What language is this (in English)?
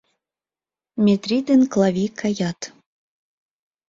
Mari